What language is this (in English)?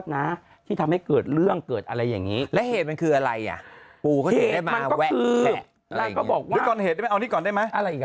Thai